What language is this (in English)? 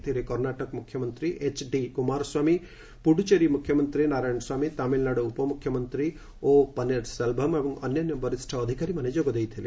Odia